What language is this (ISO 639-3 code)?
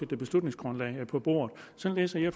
dan